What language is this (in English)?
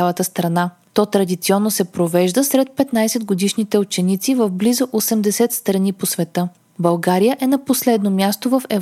Bulgarian